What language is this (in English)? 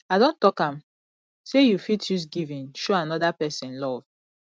Nigerian Pidgin